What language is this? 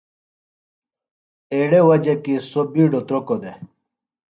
Phalura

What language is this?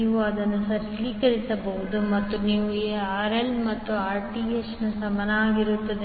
Kannada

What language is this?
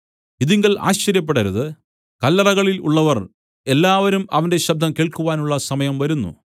Malayalam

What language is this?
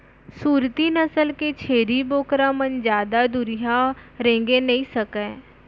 Chhattisgarhi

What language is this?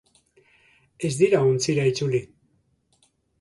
Basque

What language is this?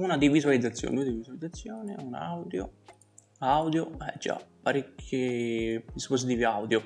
Italian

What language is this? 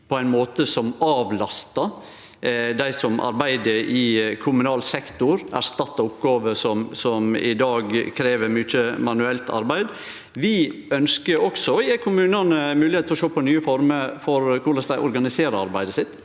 Norwegian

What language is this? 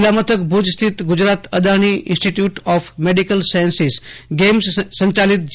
Gujarati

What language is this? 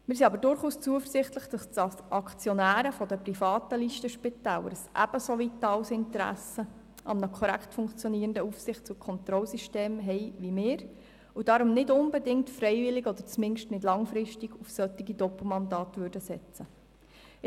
Swiss German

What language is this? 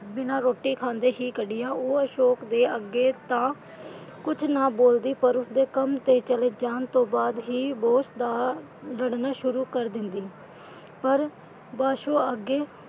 Punjabi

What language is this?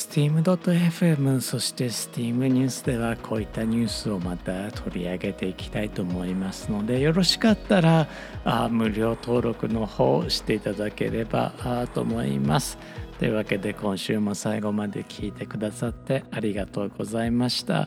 Japanese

